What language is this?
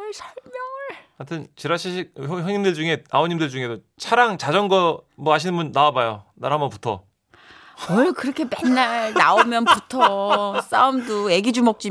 Korean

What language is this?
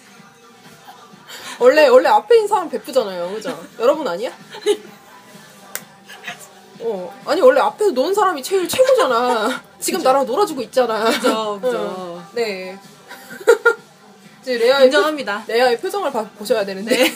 Korean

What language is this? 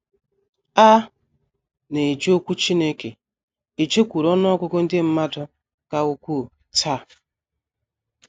Igbo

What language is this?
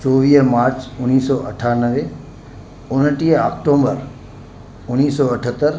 Sindhi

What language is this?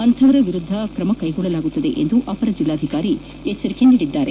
Kannada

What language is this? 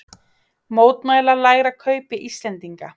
Icelandic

